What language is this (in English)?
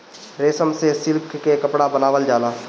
Bhojpuri